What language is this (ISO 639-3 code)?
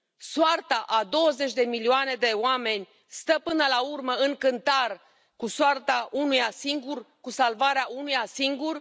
ron